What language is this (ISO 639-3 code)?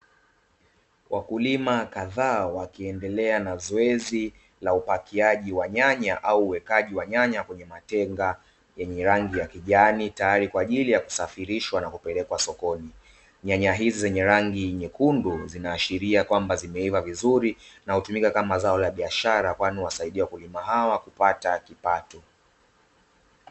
swa